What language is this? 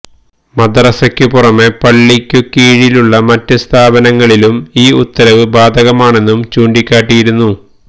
Malayalam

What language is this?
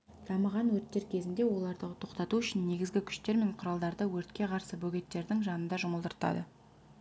Kazakh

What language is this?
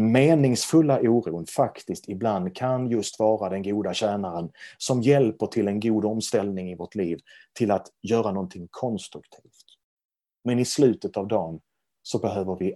Swedish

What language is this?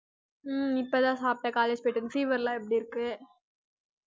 Tamil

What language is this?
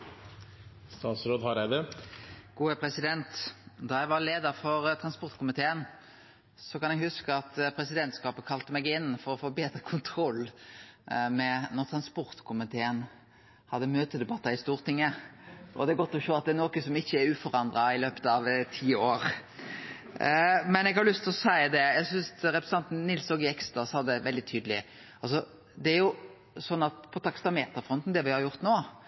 Norwegian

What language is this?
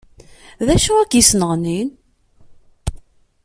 Kabyle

